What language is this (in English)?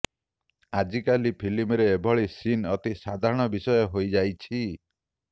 Odia